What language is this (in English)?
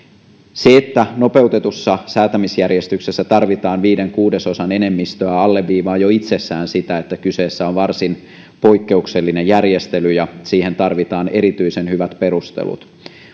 Finnish